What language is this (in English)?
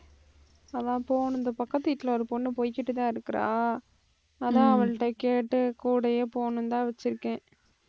Tamil